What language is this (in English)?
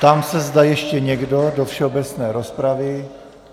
Czech